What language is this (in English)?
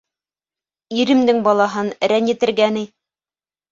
Bashkir